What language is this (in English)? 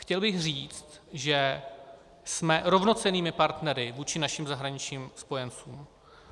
Czech